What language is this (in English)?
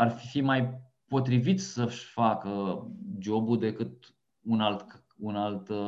Romanian